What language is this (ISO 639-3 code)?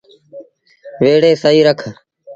sbn